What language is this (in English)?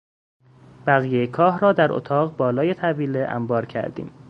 Persian